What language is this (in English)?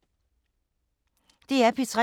Danish